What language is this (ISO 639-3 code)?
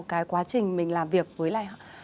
vie